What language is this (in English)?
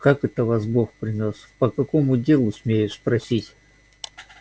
Russian